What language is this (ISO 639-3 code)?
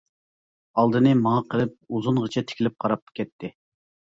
uig